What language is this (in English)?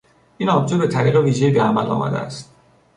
Persian